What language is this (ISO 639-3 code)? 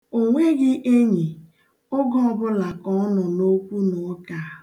ibo